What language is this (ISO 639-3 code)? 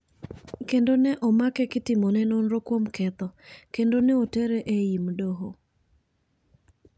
luo